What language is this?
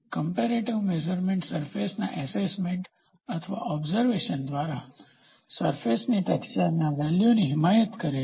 Gujarati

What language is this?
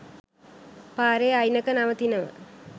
Sinhala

